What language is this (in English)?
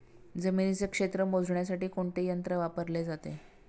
Marathi